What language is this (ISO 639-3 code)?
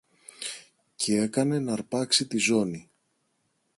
ell